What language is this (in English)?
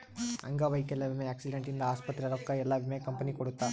Kannada